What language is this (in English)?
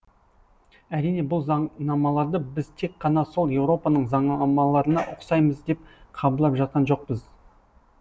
Kazakh